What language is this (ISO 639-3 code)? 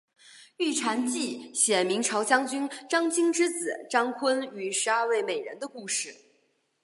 zho